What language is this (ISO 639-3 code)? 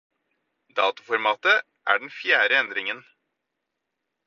nob